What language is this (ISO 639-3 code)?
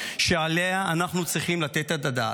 heb